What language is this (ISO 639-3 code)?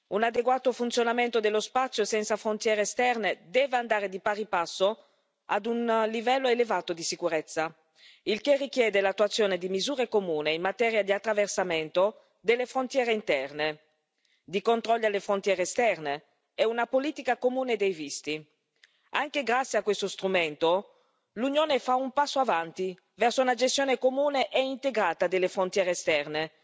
ita